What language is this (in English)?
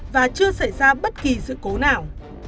Vietnamese